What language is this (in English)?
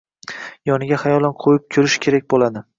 Uzbek